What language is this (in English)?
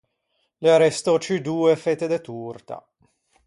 Ligurian